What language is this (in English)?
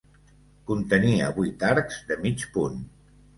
Catalan